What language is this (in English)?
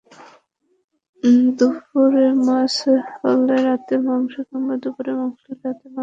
Bangla